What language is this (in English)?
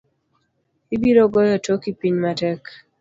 Luo (Kenya and Tanzania)